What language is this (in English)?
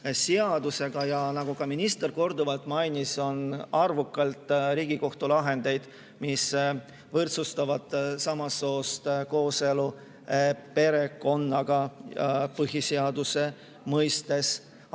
Estonian